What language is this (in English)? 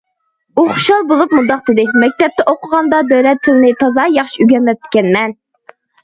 Uyghur